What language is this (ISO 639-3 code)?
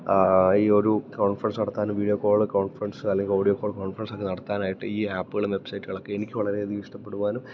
mal